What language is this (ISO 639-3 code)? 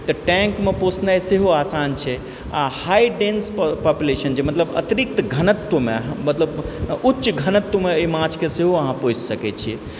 mai